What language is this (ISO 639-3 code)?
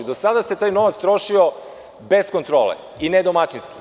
srp